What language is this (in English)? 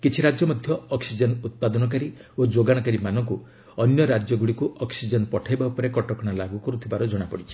Odia